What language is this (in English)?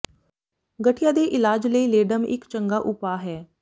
Punjabi